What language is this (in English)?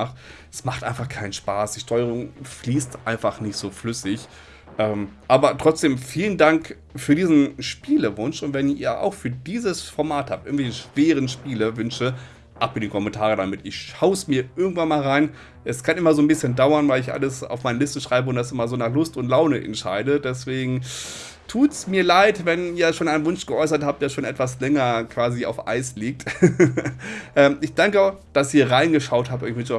German